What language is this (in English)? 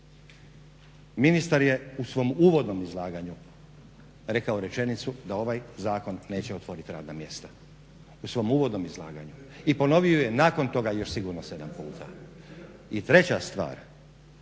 Croatian